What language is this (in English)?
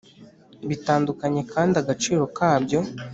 Kinyarwanda